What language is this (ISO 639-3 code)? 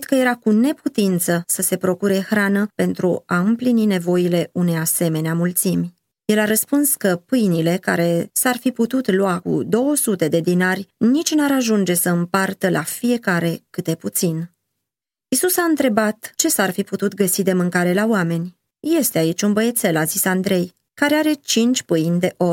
ron